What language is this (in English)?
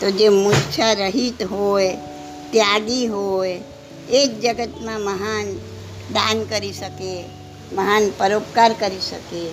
Gujarati